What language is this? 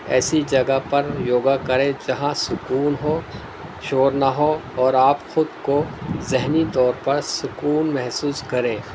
Urdu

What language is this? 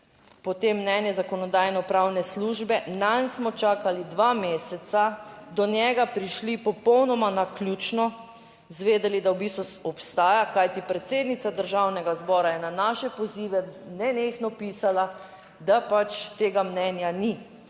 Slovenian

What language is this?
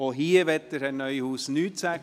Swiss German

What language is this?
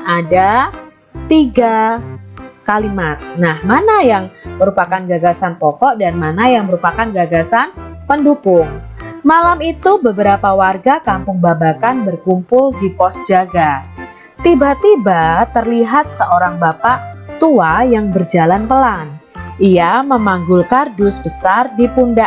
Indonesian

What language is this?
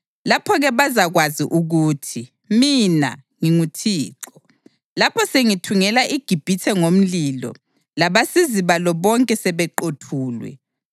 North Ndebele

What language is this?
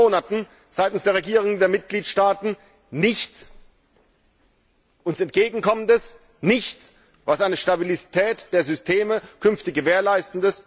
German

